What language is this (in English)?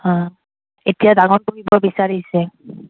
Assamese